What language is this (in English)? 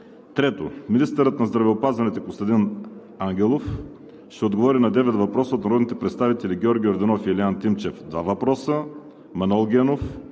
Bulgarian